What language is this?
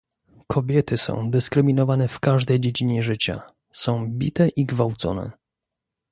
Polish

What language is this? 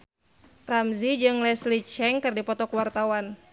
Sundanese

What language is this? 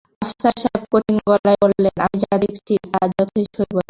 Bangla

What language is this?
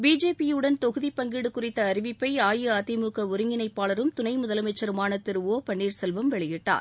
Tamil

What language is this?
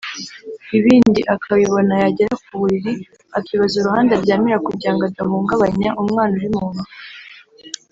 Kinyarwanda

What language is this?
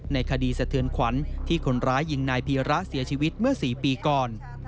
Thai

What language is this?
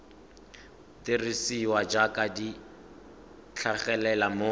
Tswana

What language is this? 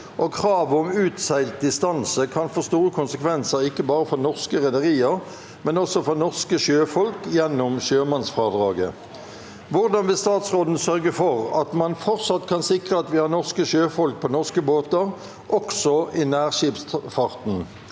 Norwegian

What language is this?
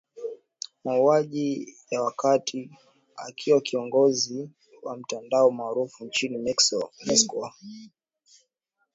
Swahili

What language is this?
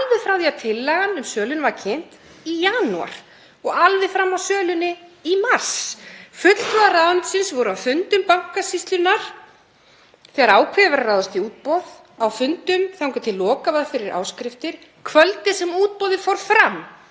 Icelandic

